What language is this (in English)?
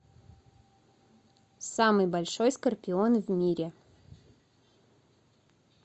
Russian